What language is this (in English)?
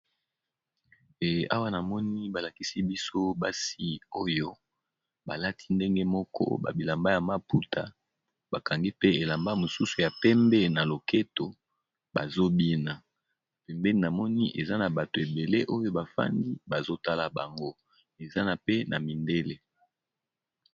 Lingala